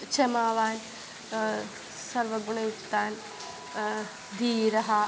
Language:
Sanskrit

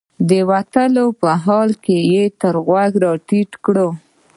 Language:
Pashto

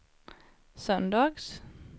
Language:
Swedish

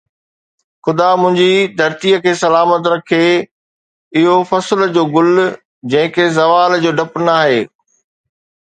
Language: Sindhi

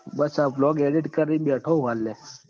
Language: Gujarati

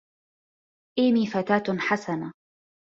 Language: Arabic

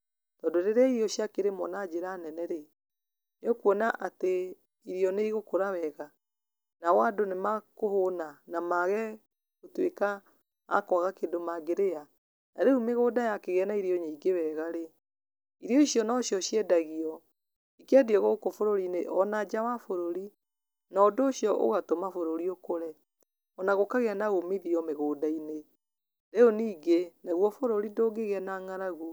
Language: Kikuyu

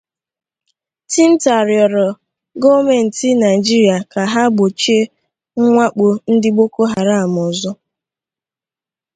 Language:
Igbo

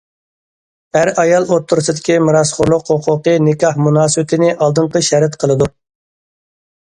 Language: Uyghur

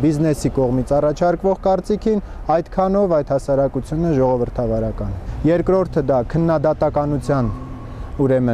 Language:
Romanian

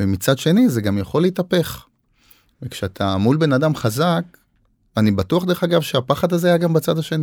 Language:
Hebrew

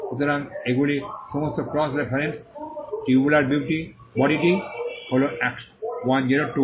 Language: Bangla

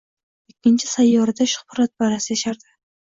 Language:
Uzbek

